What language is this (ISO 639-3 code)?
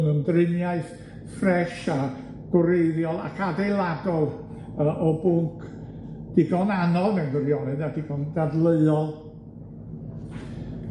cym